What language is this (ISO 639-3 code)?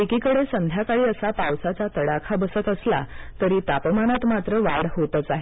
mar